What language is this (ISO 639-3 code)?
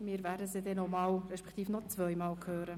gsw